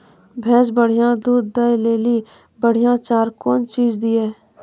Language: Maithili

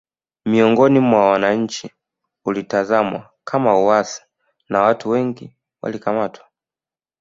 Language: Swahili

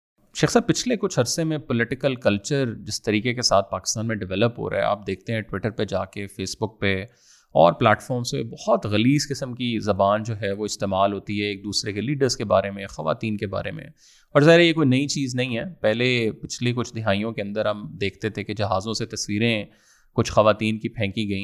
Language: Urdu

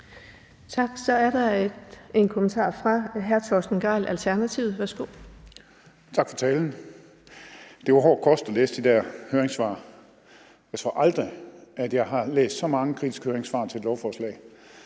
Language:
Danish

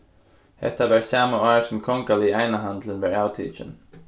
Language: Faroese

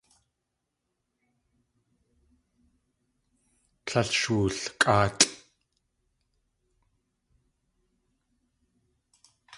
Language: Tlingit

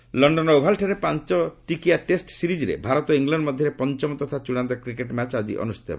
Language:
Odia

